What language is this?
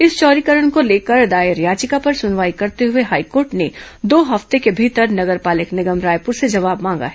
Hindi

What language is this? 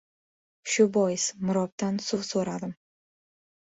Uzbek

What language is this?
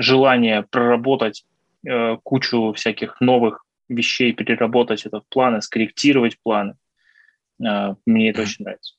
Russian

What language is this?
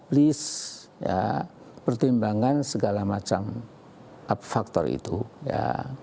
Indonesian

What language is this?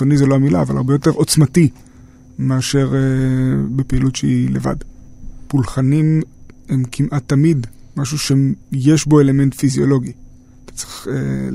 Hebrew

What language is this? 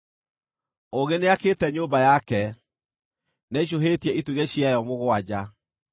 Kikuyu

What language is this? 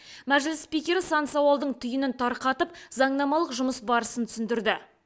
Kazakh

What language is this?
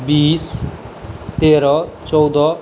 Maithili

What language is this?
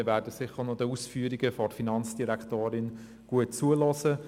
Swiss German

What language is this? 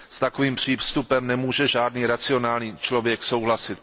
Czech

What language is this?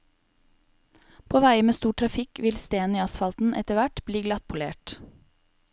Norwegian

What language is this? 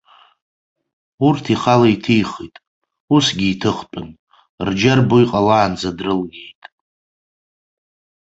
Abkhazian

